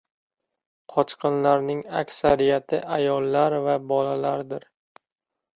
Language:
Uzbek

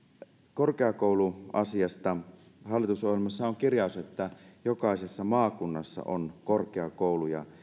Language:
Finnish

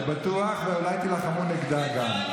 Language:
Hebrew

